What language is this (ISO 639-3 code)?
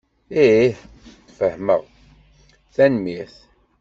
kab